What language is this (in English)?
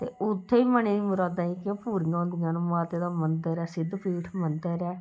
Dogri